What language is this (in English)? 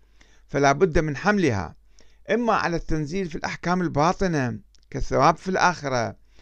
Arabic